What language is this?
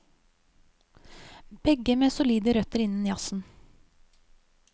Norwegian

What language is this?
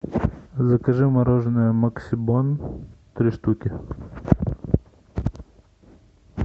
Russian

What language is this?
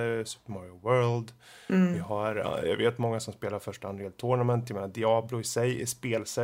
Swedish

